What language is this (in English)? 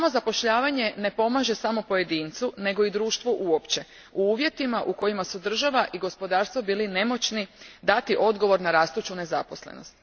Croatian